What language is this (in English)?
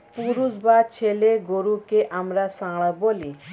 Bangla